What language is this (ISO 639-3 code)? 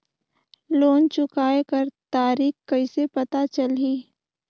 hne